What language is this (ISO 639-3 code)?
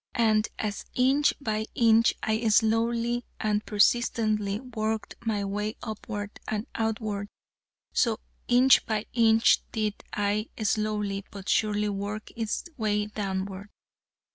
eng